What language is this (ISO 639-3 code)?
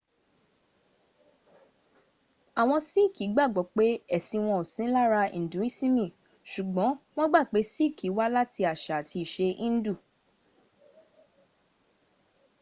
yor